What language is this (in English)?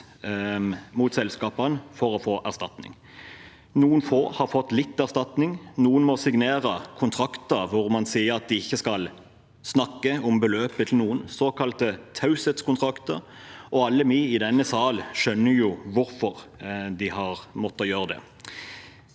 Norwegian